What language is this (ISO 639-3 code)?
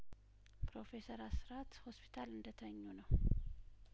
amh